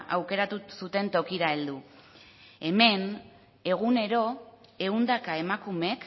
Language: Basque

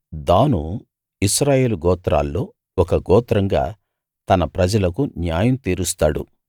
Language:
Telugu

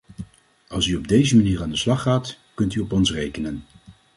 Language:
Dutch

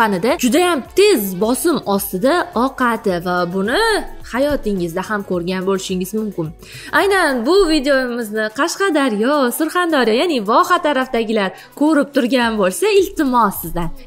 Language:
Turkish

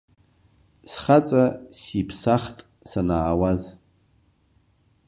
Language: Abkhazian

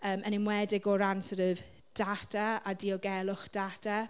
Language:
Welsh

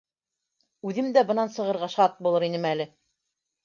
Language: Bashkir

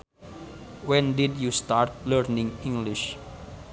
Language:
Sundanese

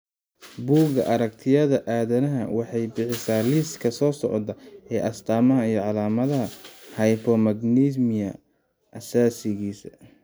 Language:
Somali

